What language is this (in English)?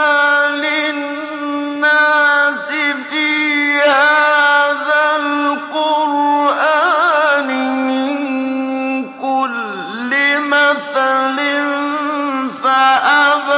Arabic